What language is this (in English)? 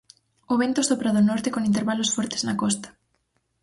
Galician